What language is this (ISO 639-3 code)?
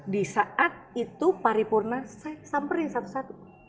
ind